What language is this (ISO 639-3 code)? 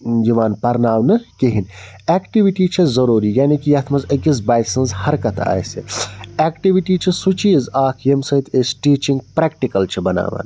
kas